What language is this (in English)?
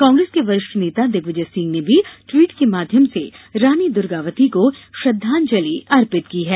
Hindi